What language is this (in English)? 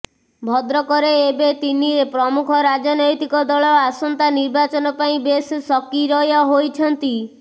Odia